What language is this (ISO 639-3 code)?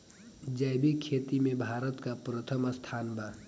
bho